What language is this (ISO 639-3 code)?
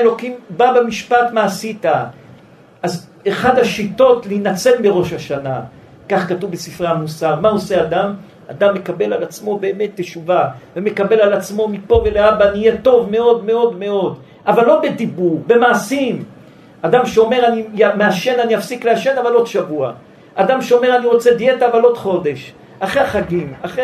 heb